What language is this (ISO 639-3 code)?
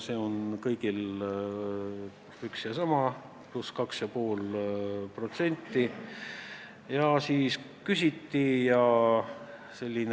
est